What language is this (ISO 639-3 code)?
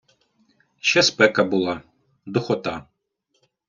ukr